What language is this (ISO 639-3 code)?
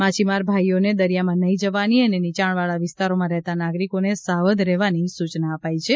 guj